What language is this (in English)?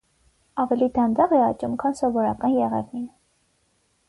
Armenian